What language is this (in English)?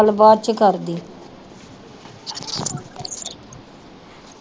Punjabi